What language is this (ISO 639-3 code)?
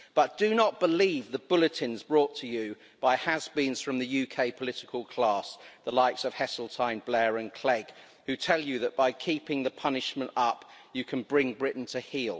eng